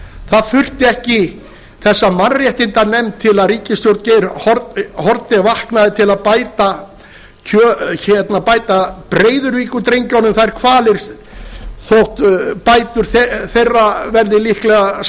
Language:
Icelandic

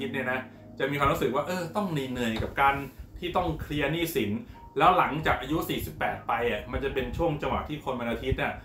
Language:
Thai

